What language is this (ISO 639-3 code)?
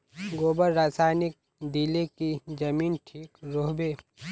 mag